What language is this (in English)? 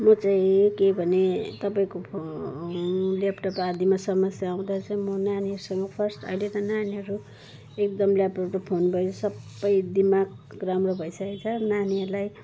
Nepali